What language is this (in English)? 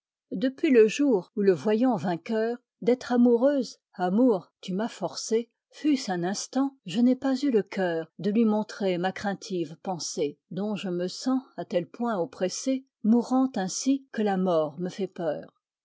French